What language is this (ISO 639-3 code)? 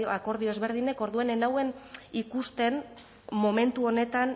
eus